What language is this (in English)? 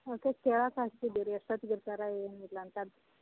Kannada